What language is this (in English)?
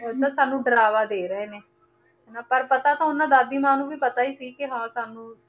Punjabi